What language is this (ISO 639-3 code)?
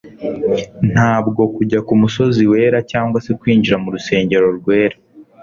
kin